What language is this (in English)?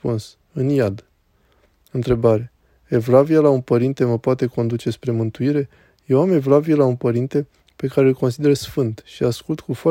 Romanian